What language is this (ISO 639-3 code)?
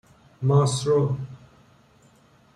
fas